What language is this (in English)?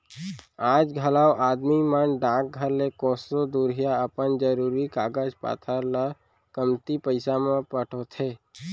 Chhattisgarhi